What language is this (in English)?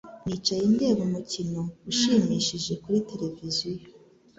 Kinyarwanda